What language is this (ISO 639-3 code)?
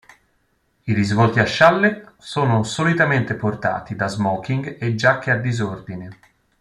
ita